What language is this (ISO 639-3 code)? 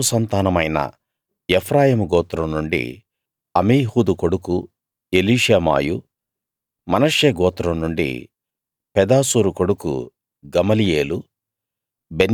tel